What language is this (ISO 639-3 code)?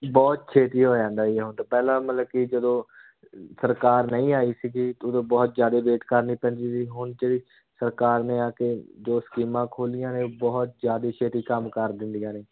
pan